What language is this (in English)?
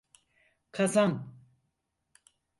Turkish